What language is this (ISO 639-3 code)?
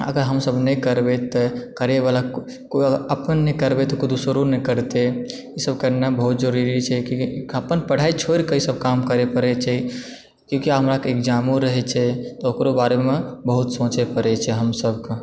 mai